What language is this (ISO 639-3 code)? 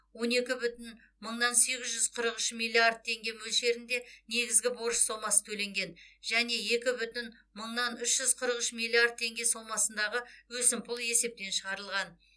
kaz